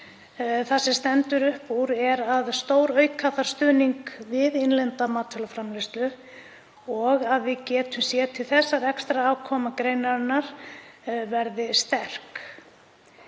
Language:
Icelandic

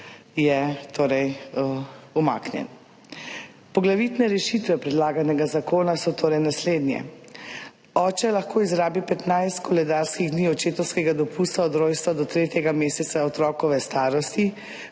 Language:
Slovenian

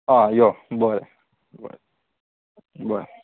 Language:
Konkani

